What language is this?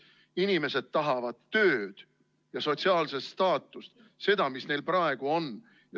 Estonian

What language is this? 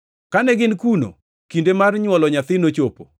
Luo (Kenya and Tanzania)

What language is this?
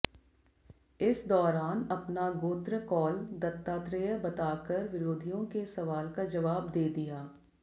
Hindi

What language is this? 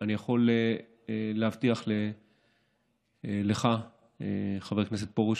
Hebrew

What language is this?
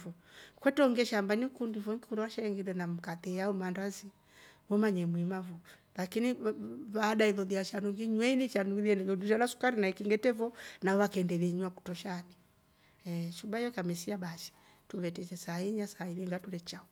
Rombo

